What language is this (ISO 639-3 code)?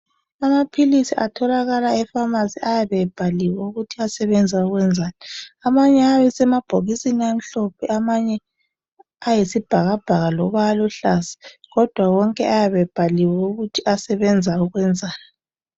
nde